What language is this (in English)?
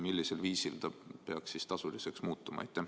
Estonian